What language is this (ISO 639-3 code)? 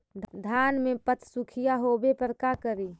mag